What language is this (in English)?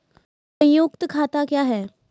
Maithili